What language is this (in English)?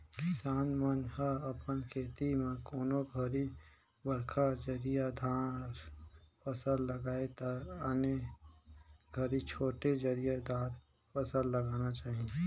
Chhattisgarhi